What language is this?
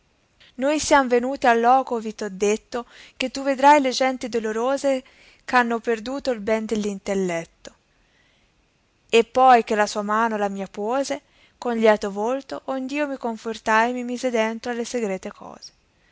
Italian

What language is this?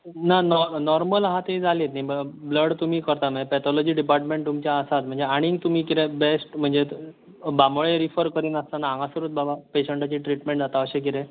Konkani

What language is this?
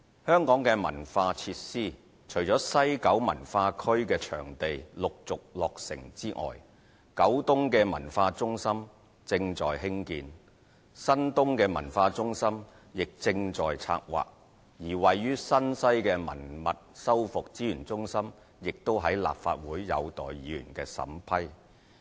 Cantonese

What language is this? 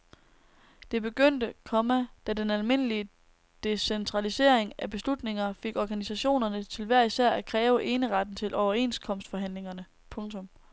Danish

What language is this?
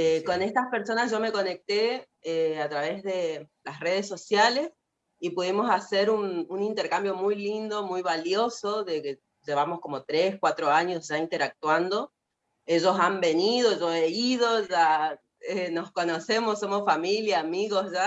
Spanish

